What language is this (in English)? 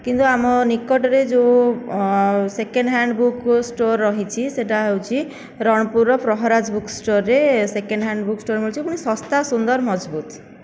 Odia